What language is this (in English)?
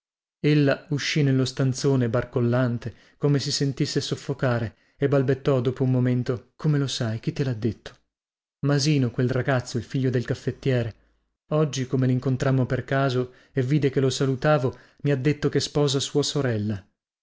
Italian